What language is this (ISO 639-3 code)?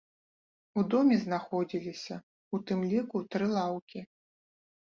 bel